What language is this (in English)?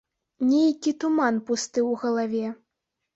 Belarusian